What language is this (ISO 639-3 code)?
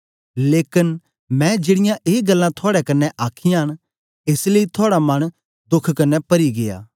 doi